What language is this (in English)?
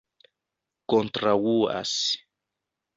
Esperanto